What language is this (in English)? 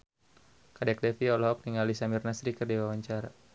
Sundanese